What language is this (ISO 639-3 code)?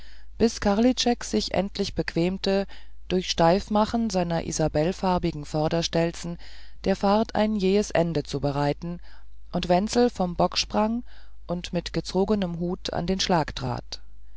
deu